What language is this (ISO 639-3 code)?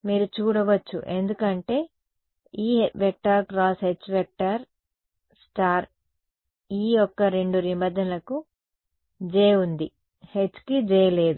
tel